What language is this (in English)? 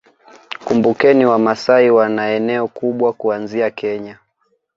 Swahili